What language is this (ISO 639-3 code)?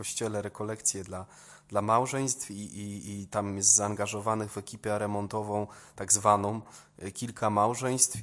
pol